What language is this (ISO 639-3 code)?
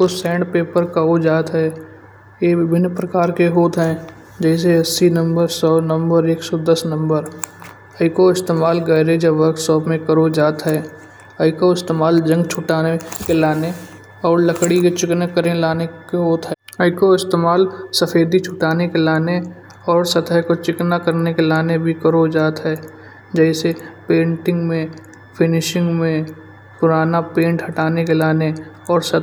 bjj